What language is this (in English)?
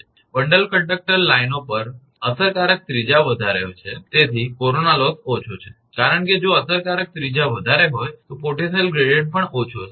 Gujarati